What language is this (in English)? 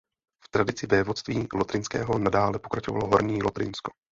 Czech